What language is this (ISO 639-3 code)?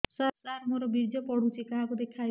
ori